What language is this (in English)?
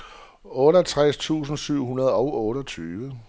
Danish